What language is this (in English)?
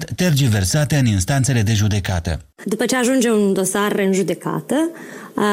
Romanian